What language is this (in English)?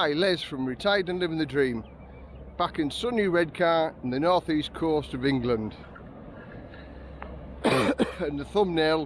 English